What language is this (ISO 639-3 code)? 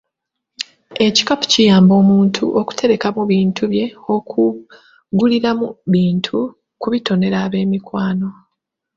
lug